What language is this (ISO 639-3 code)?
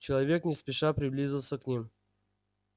rus